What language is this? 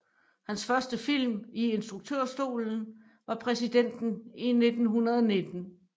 Danish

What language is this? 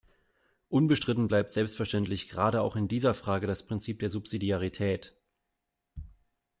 German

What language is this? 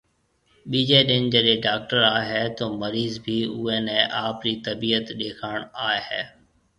Marwari (Pakistan)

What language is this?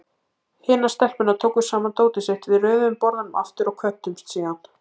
Icelandic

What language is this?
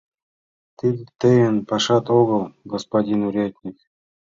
Mari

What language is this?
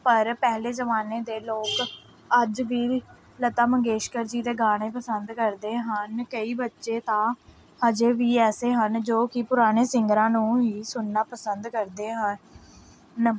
Punjabi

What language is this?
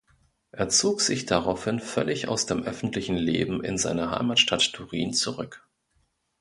German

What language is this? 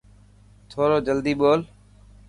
Dhatki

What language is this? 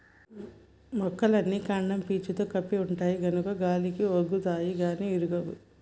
Telugu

